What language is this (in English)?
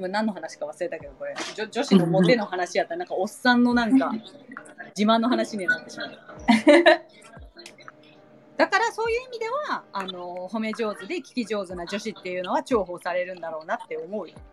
Japanese